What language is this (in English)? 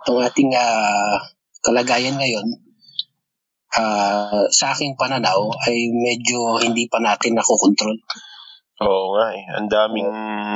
Filipino